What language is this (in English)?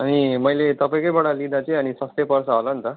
Nepali